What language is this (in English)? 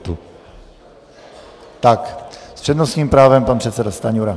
Czech